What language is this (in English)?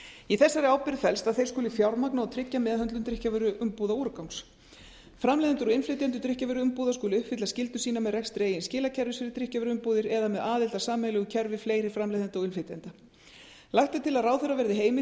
Icelandic